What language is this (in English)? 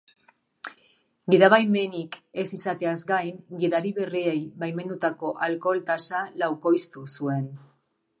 Basque